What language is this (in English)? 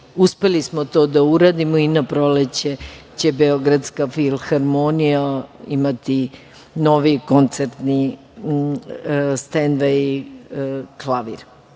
Serbian